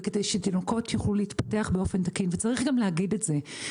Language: Hebrew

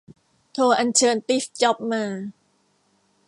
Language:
Thai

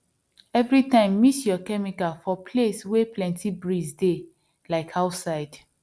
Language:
Nigerian Pidgin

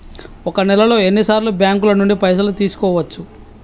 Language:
Telugu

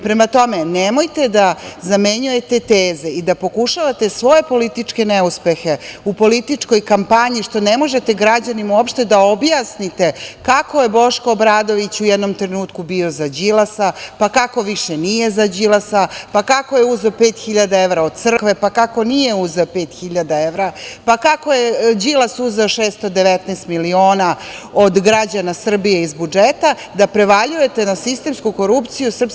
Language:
Serbian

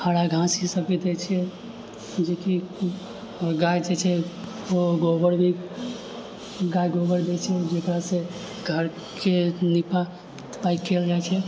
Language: Maithili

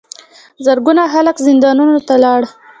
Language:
Pashto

